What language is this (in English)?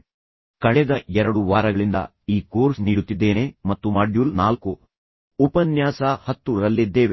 Kannada